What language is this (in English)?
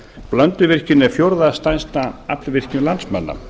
Icelandic